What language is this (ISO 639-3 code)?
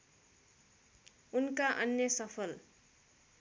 nep